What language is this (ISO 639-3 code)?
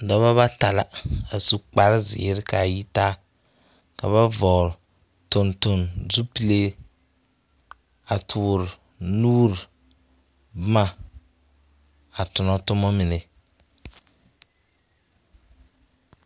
dga